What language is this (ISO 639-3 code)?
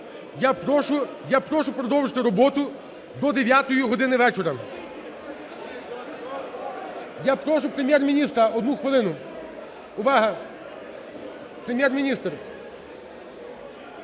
ukr